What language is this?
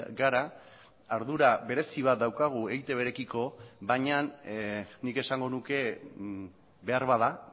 Basque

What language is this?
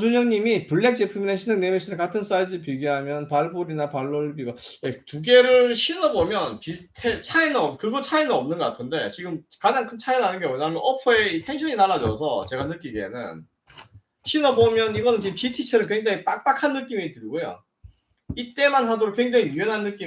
Korean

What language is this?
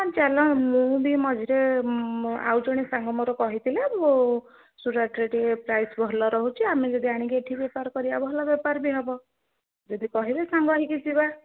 Odia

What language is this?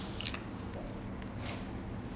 English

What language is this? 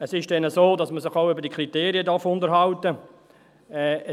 Swiss German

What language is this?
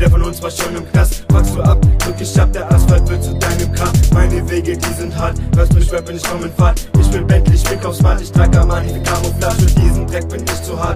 Greek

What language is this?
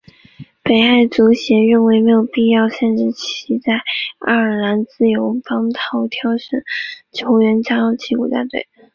Chinese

